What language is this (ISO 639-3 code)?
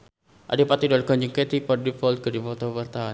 sun